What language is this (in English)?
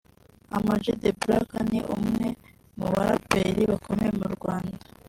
Kinyarwanda